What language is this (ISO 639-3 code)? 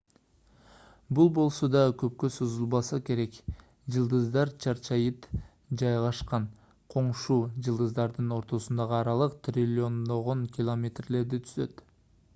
kir